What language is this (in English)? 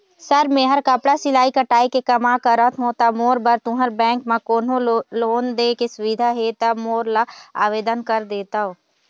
Chhattisgarhi